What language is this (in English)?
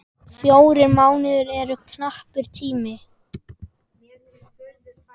Icelandic